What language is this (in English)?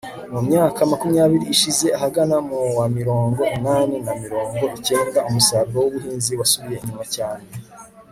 Kinyarwanda